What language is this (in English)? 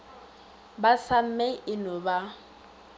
Northern Sotho